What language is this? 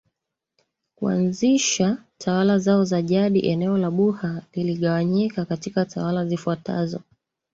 Swahili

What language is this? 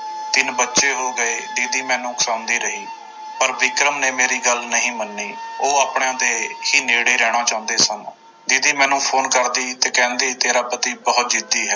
Punjabi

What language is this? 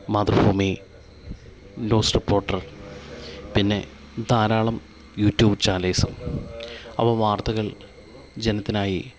Malayalam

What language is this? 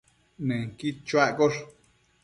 Matsés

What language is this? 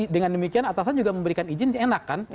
Indonesian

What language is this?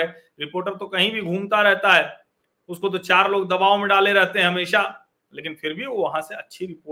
Hindi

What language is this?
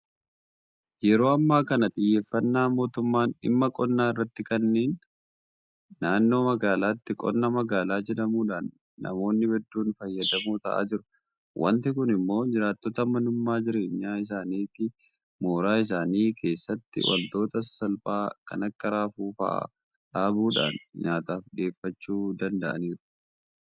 Oromo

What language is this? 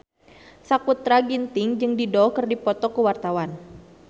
Sundanese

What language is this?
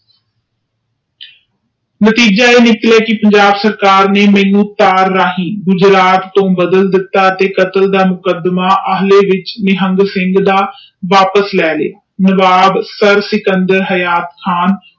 Punjabi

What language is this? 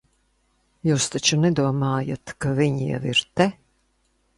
Latvian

